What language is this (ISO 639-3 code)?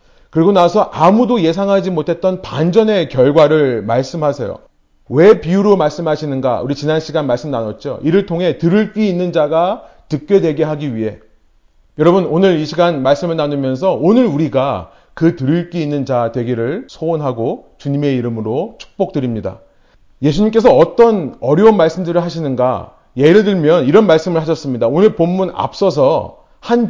kor